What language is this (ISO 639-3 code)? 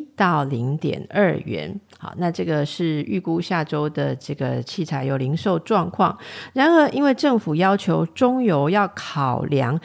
zho